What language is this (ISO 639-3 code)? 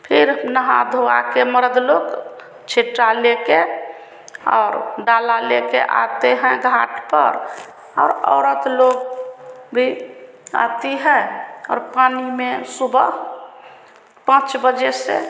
hin